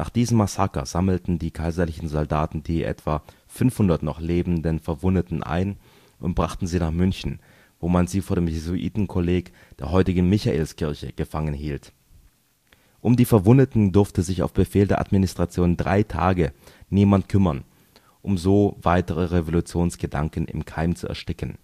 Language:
German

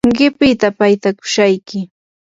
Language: Yanahuanca Pasco Quechua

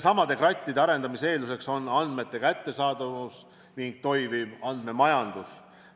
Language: Estonian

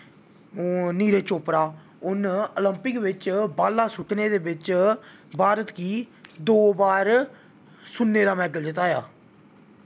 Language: Dogri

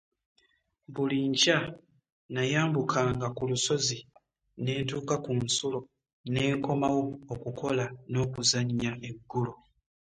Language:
Ganda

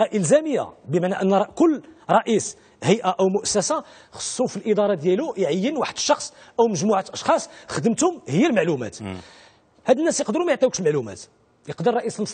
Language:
Arabic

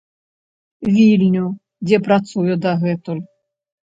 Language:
Belarusian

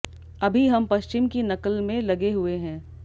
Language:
Hindi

